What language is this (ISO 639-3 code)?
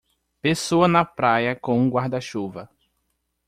por